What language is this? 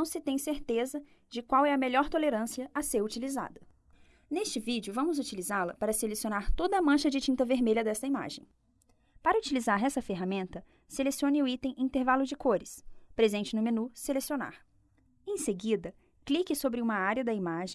Portuguese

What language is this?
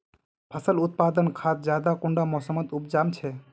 Magahi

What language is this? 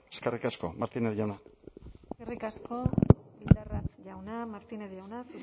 Basque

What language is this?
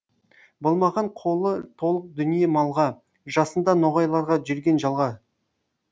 Kazakh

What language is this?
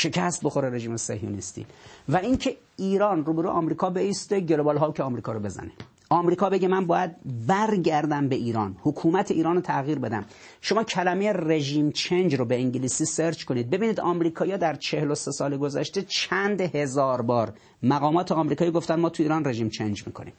Persian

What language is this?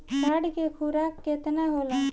Bhojpuri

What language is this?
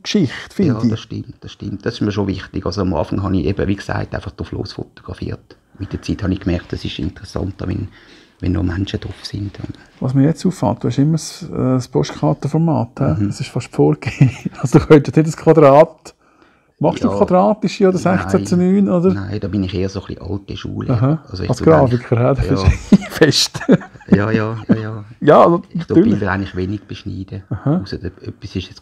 German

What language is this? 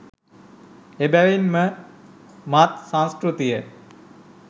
Sinhala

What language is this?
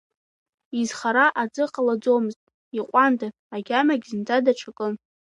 Abkhazian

